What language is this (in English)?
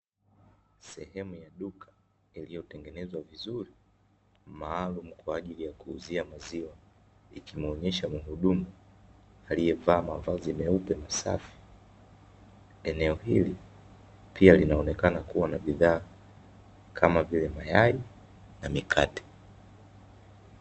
Swahili